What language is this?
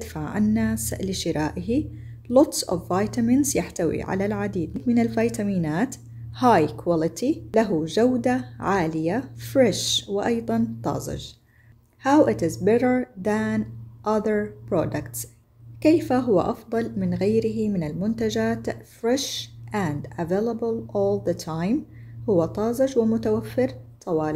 Arabic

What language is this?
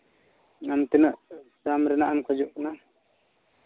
Santali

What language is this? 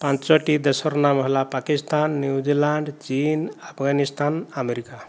Odia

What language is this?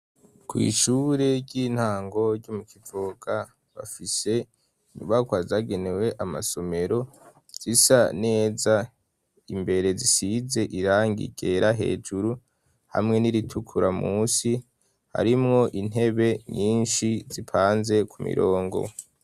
Rundi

